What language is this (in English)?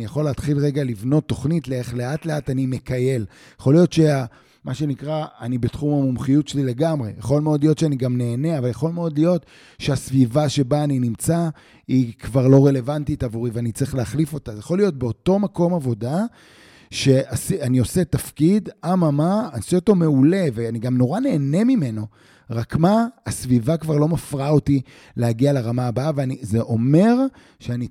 Hebrew